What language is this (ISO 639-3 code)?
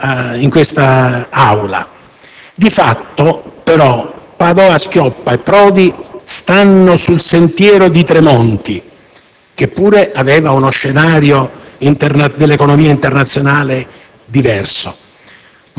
ita